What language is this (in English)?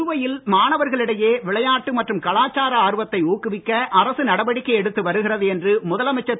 Tamil